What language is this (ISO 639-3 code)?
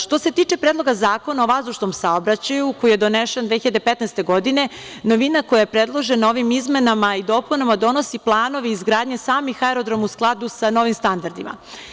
srp